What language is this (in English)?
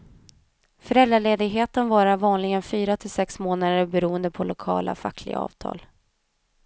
Swedish